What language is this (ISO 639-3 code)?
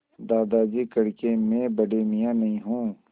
hin